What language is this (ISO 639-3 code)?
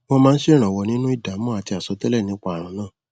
yor